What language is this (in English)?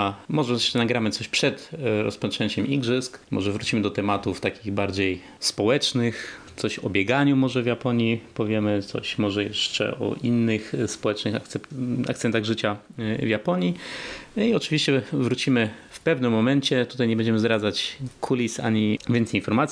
Polish